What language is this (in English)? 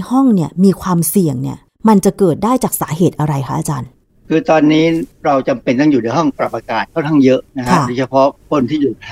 Thai